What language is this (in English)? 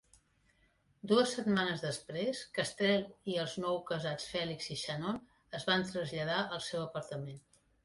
Catalan